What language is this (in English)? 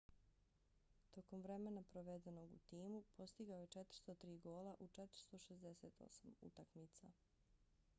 Bosnian